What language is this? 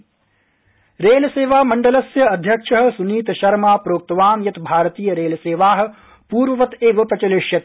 Sanskrit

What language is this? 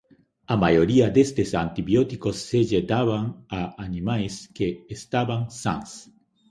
Galician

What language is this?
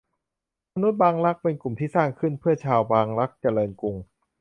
Thai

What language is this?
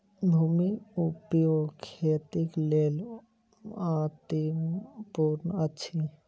Maithili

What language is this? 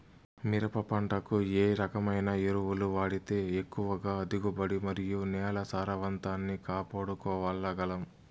Telugu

